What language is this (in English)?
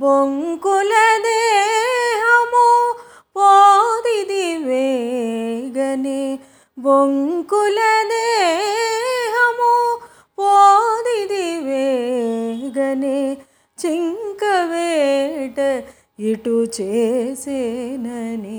Telugu